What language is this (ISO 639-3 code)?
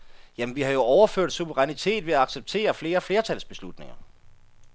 dan